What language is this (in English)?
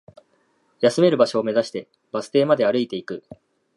Japanese